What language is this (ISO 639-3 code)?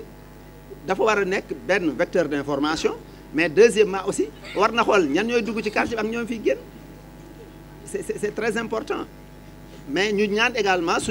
fra